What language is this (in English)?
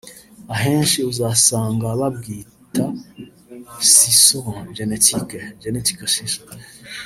Kinyarwanda